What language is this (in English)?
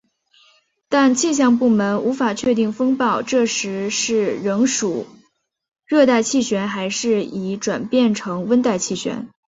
Chinese